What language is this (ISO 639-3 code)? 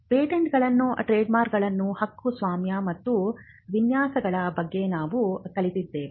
kan